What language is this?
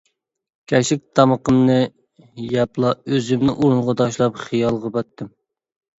Uyghur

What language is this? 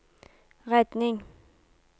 Norwegian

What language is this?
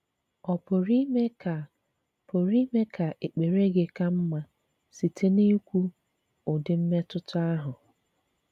Igbo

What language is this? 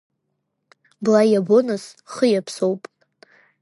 Abkhazian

